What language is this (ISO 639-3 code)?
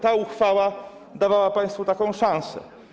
pol